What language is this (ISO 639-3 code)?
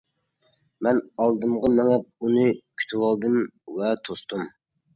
uig